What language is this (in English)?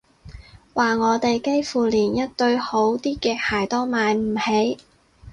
Cantonese